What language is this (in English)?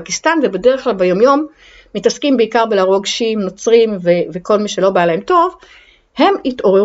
Hebrew